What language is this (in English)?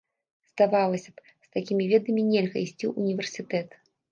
Belarusian